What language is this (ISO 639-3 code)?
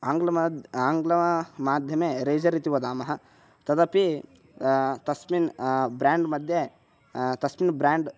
san